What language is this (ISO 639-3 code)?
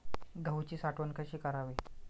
mar